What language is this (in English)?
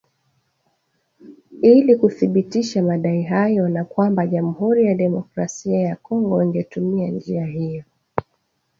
Swahili